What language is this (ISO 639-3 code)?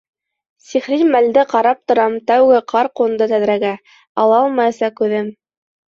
bak